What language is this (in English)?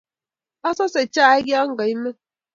Kalenjin